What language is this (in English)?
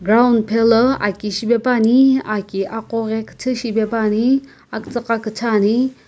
Sumi Naga